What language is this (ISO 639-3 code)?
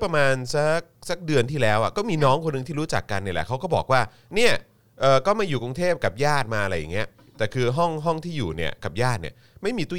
tha